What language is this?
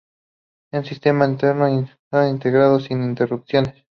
Spanish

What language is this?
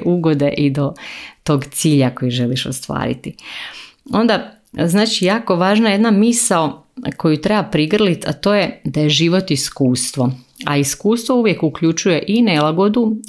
Croatian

